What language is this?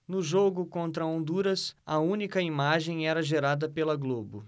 Portuguese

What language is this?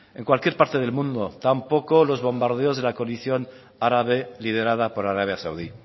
Spanish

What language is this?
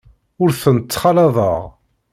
Kabyle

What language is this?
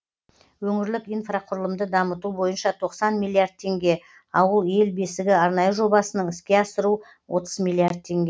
Kazakh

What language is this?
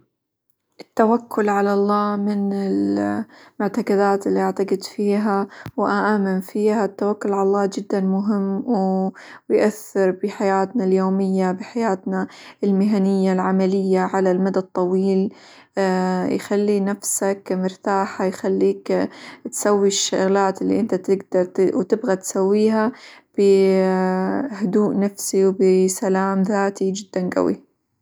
Hijazi Arabic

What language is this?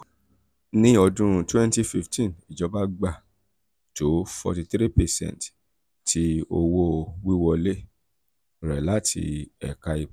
Yoruba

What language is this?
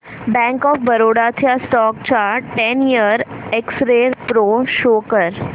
Marathi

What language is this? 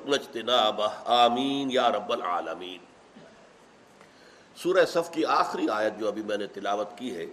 Urdu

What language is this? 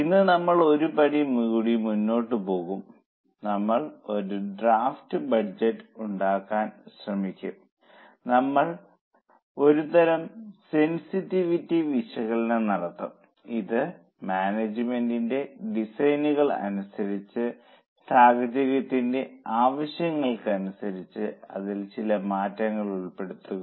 Malayalam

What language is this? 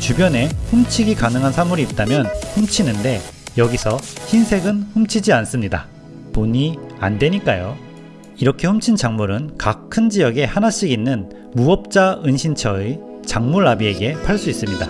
Korean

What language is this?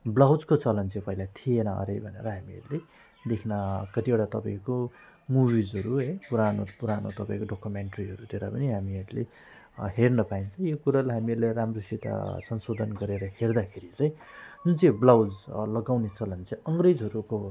Nepali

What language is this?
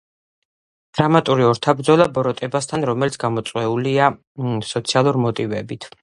Georgian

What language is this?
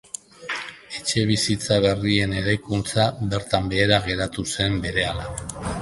Basque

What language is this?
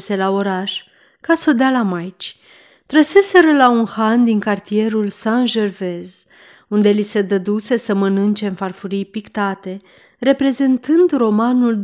Romanian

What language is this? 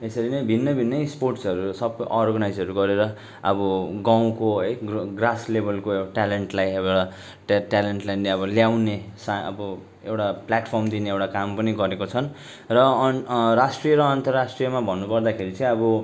Nepali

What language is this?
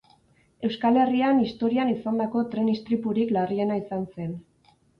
Basque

